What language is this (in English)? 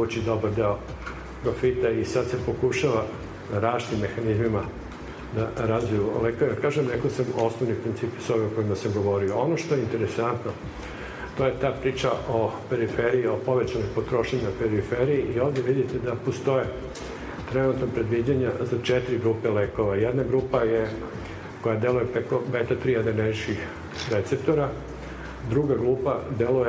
Croatian